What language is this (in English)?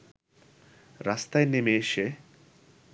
Bangla